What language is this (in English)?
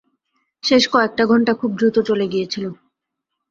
Bangla